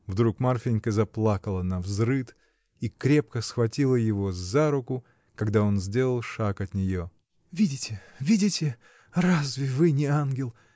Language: Russian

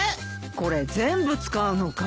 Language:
Japanese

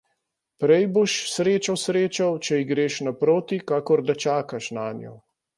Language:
Slovenian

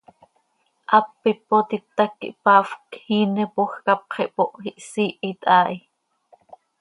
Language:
Seri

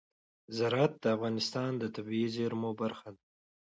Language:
Pashto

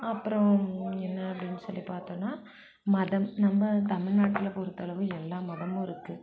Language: Tamil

